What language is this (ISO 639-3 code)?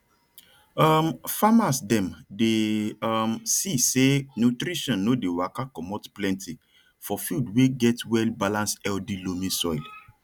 pcm